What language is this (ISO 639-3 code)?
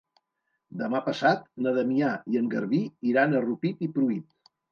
cat